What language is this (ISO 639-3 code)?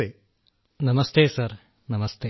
mal